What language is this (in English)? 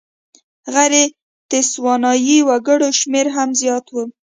Pashto